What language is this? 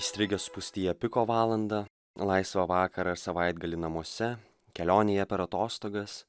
Lithuanian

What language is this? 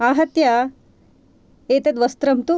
Sanskrit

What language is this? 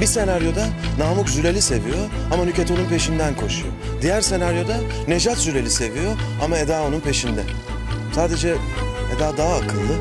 Turkish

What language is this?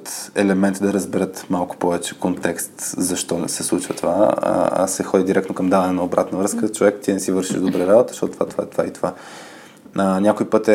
Bulgarian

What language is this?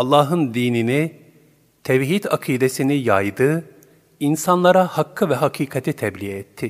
Turkish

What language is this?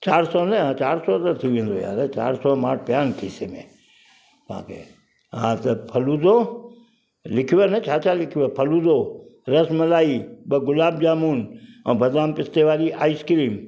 Sindhi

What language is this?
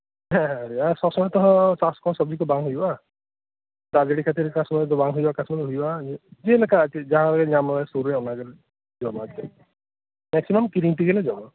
Santali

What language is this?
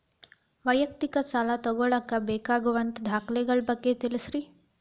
Kannada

